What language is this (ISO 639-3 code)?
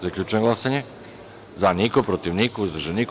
srp